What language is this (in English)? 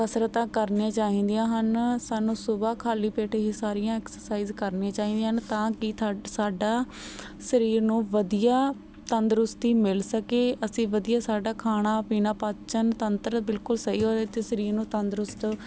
Punjabi